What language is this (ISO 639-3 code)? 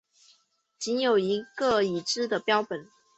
zho